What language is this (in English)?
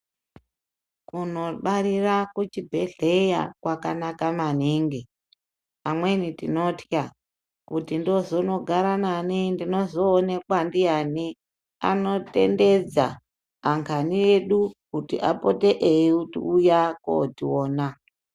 Ndau